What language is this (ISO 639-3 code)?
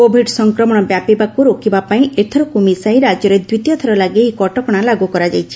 ori